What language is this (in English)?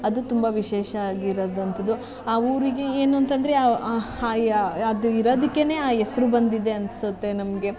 Kannada